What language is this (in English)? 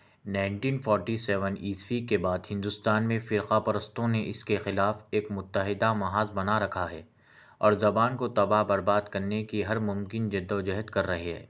Urdu